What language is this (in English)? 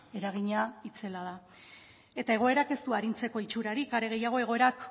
Basque